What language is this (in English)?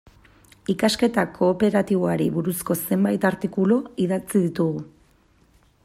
Basque